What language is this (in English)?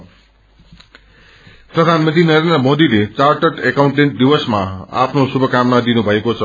Nepali